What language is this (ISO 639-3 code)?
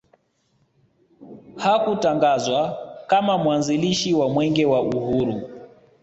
swa